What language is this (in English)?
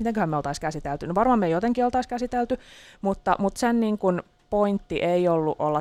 Finnish